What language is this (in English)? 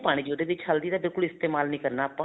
Punjabi